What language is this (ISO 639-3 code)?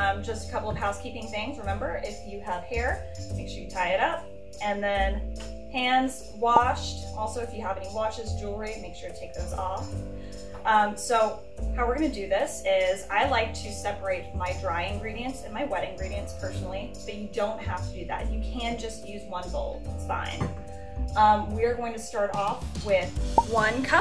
eng